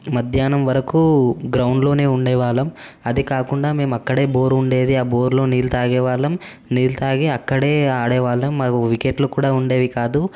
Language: Telugu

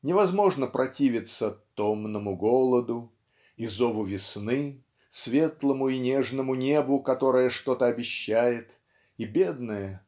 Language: Russian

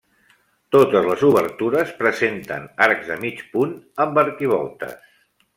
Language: Catalan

